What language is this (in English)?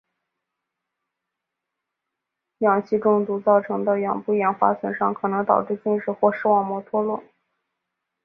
Chinese